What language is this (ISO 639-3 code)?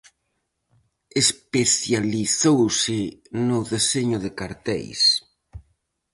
glg